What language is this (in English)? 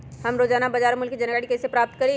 Magahi